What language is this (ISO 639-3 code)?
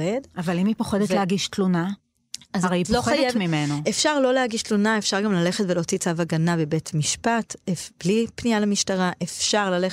heb